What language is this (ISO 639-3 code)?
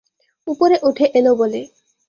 ben